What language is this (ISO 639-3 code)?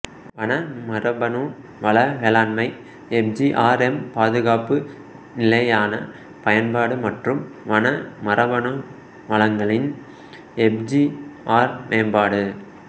tam